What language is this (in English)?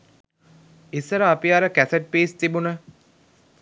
Sinhala